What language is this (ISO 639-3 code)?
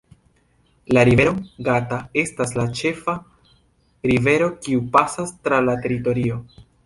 epo